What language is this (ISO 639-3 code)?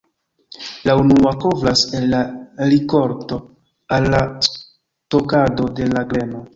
epo